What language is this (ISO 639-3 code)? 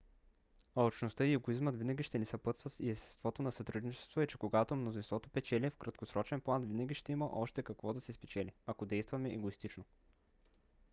bul